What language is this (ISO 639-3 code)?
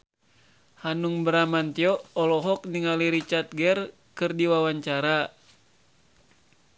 sun